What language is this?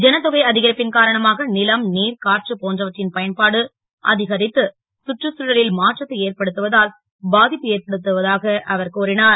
Tamil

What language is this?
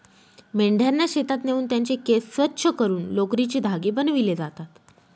Marathi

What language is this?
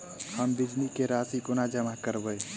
Maithili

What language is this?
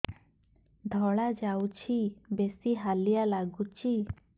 Odia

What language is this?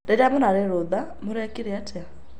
Kikuyu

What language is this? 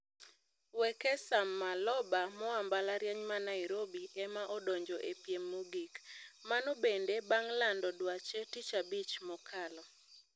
Luo (Kenya and Tanzania)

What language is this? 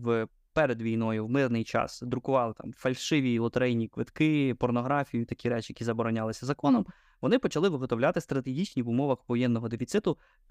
Ukrainian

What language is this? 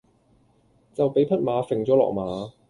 Cantonese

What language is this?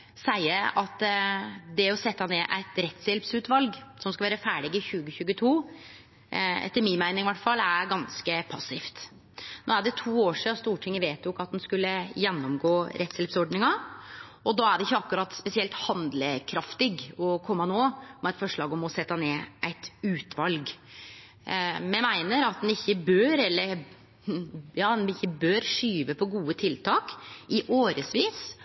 Norwegian Nynorsk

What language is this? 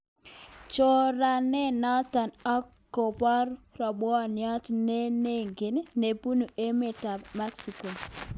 Kalenjin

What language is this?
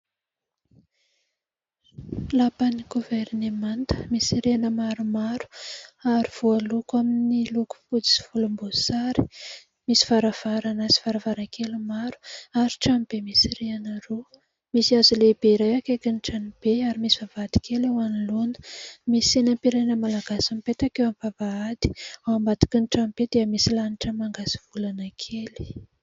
Malagasy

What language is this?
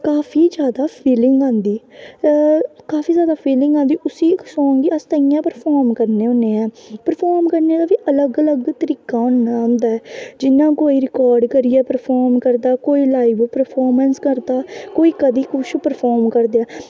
Dogri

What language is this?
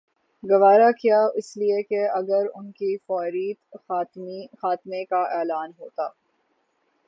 Urdu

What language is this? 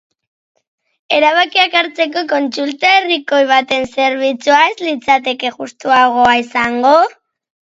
Basque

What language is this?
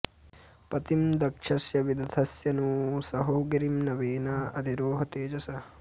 Sanskrit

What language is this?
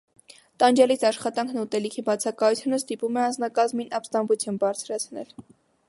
Armenian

